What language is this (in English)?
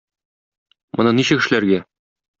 Tatar